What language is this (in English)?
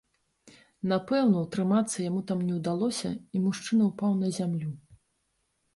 Belarusian